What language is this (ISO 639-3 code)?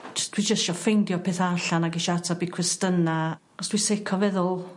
cym